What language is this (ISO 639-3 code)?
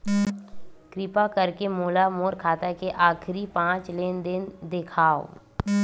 hne